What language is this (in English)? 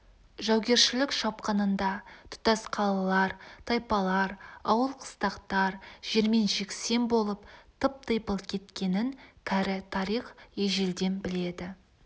Kazakh